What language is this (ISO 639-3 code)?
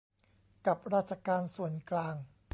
tha